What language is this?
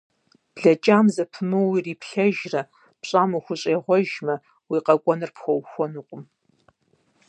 Kabardian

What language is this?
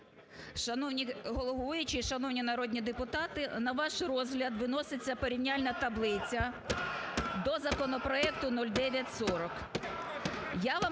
Ukrainian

